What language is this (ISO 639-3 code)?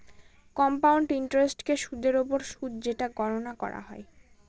ben